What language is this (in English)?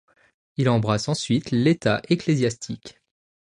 French